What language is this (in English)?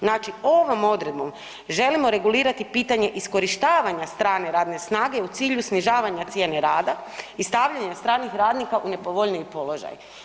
Croatian